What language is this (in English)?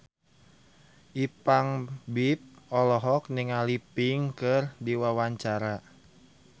Sundanese